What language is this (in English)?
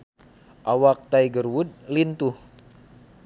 Sundanese